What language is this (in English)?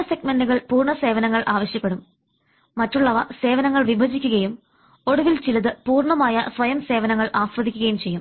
Malayalam